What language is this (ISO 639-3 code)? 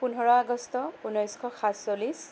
asm